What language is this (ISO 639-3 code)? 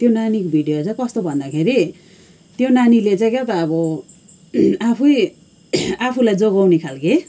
nep